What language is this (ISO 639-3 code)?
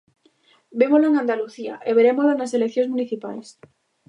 glg